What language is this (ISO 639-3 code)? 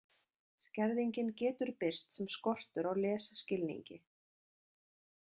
isl